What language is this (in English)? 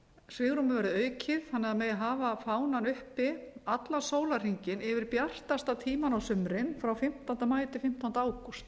Icelandic